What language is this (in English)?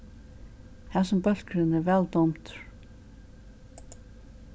Faroese